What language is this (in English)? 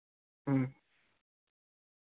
Santali